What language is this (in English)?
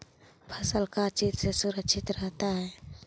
Magahi